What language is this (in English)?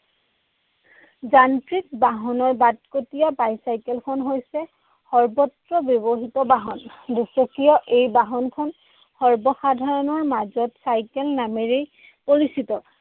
Assamese